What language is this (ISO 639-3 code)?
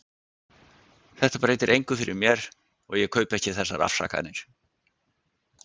isl